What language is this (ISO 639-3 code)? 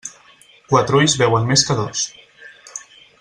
cat